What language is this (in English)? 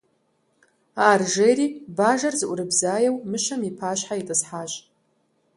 Kabardian